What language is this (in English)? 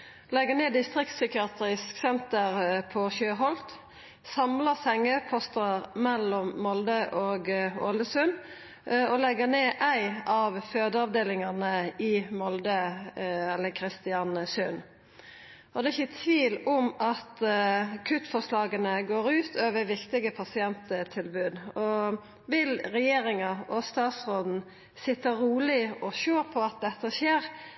Norwegian Nynorsk